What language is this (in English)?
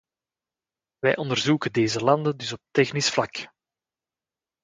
Dutch